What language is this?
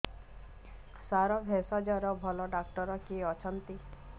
Odia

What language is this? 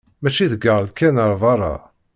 Kabyle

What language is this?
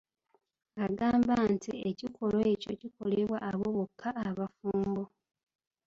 Ganda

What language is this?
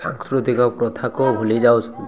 Odia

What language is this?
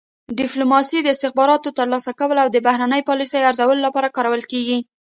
Pashto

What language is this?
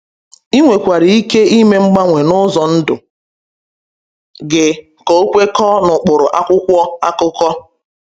Igbo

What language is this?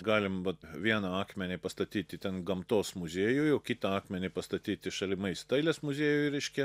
Lithuanian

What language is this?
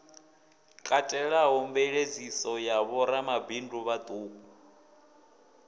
Venda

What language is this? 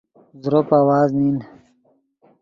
Yidgha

